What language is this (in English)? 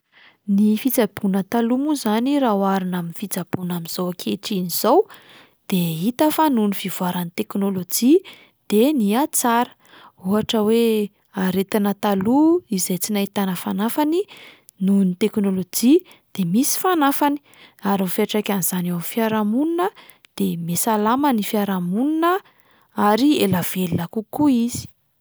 Malagasy